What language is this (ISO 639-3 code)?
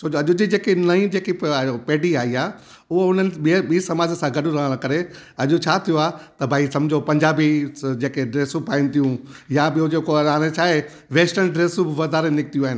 snd